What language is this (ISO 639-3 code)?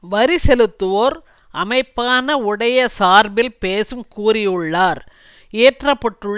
tam